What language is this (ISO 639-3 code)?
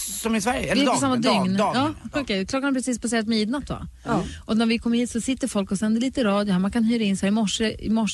swe